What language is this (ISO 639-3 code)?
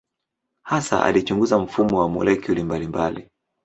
swa